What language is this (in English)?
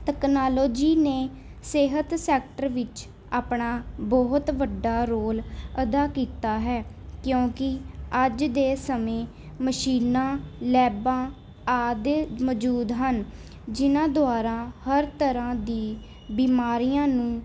Punjabi